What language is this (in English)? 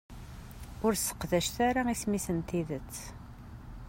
Kabyle